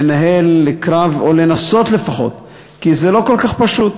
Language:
Hebrew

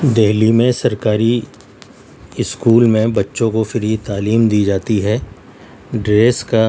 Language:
Urdu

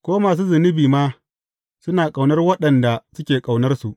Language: Hausa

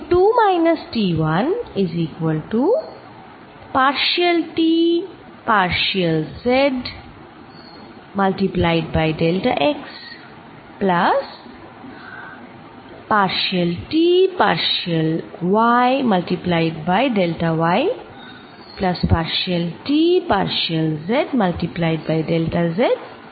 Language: Bangla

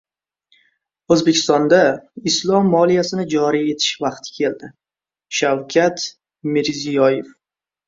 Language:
Uzbek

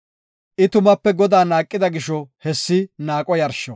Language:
Gofa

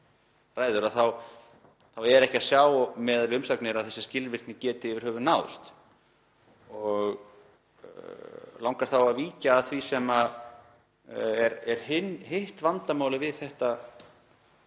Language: Icelandic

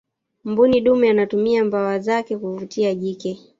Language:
Swahili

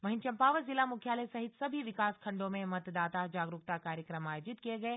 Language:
Hindi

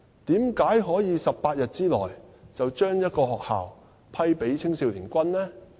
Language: Cantonese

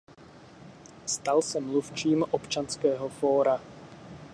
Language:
Czech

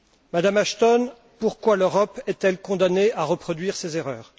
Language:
French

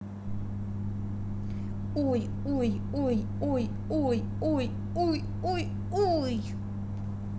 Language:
Russian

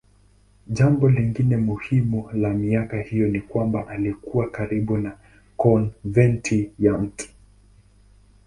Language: Swahili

